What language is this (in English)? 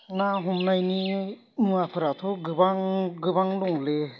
Bodo